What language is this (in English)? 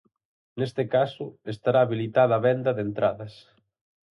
Galician